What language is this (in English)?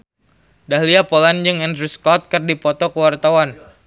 Sundanese